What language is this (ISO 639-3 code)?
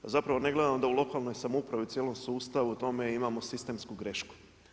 hrv